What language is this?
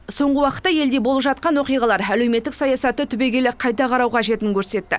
Kazakh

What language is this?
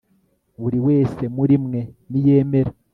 Kinyarwanda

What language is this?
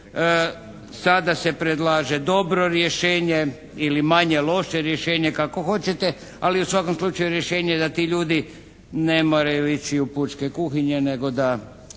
Croatian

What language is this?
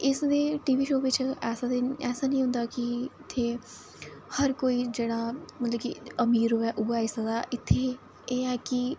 Dogri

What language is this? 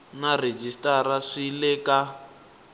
Tsonga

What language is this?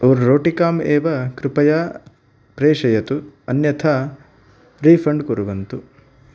Sanskrit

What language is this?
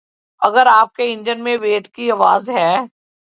Urdu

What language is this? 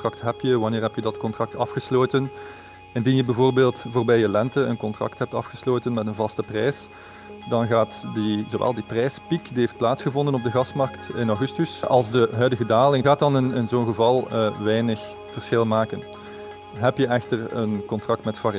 Dutch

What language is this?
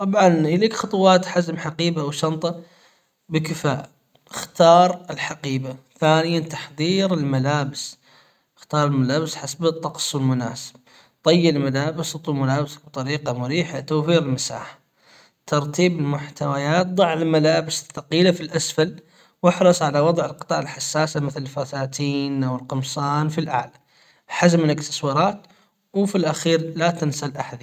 Hijazi Arabic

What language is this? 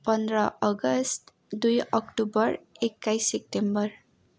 Nepali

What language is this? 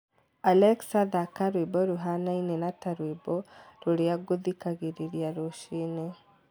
Kikuyu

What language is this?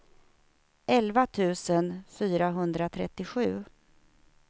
Swedish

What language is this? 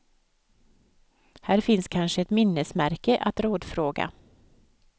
Swedish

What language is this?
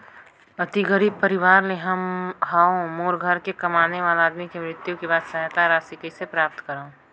Chhattisgarhi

